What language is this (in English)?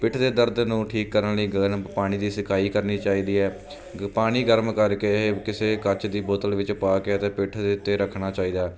Punjabi